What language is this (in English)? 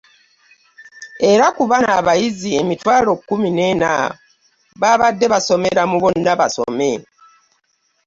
Ganda